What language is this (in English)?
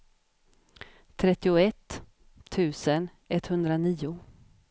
Swedish